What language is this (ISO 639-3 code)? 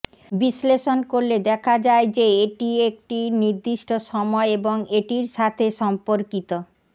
ben